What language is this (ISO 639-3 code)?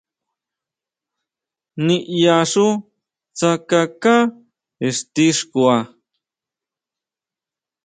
mau